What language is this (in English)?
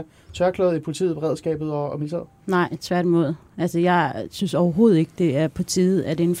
Danish